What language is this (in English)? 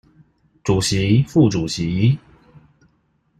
Chinese